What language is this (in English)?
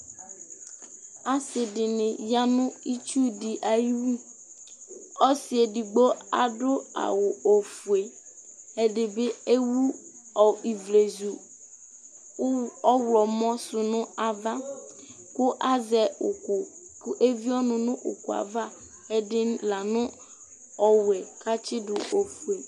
Ikposo